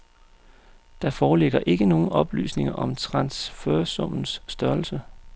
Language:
Danish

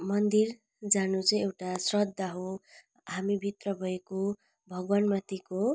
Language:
Nepali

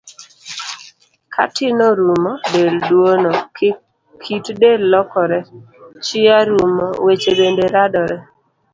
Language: Luo (Kenya and Tanzania)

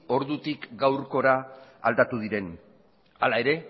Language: Basque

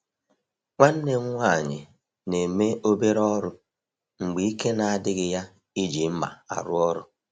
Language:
Igbo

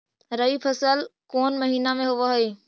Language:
Magahi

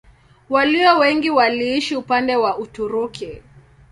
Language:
Swahili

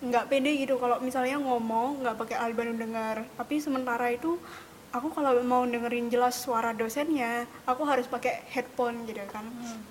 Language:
Indonesian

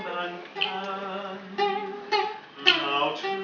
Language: Vietnamese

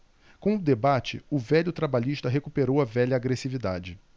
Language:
Portuguese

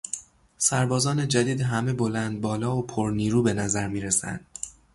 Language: Persian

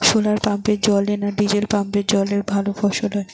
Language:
Bangla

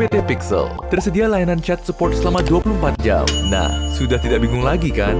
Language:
Indonesian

